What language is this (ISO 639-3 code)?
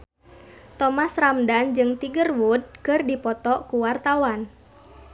sun